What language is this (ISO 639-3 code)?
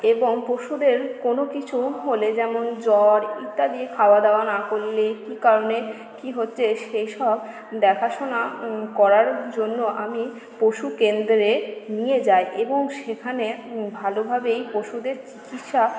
ben